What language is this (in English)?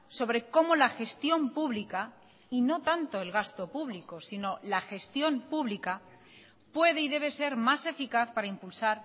Spanish